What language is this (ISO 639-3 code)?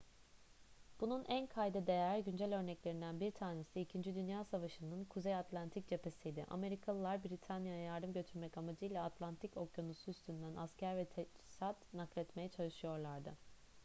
tur